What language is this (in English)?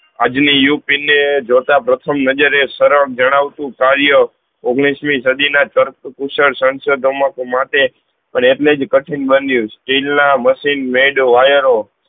Gujarati